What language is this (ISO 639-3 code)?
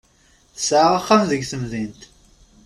kab